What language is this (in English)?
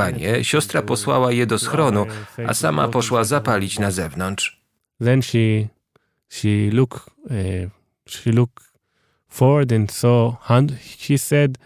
Polish